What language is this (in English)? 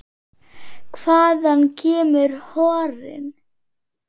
Icelandic